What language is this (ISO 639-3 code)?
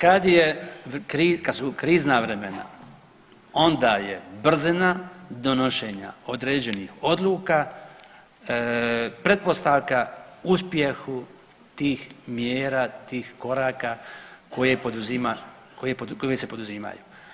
hrv